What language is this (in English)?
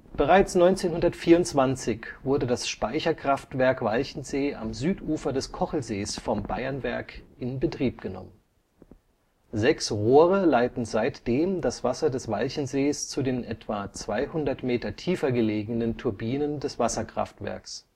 German